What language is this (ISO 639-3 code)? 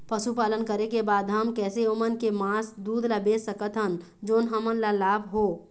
hne